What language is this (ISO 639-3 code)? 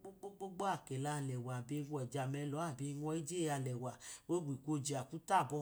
idu